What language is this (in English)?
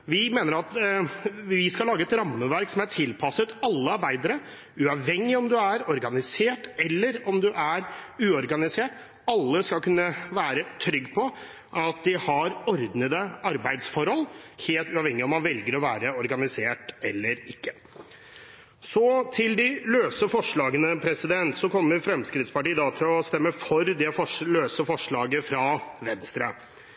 Norwegian Bokmål